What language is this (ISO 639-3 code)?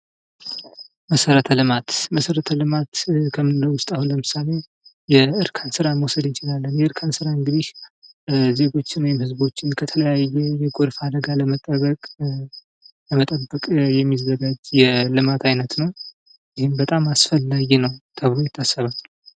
amh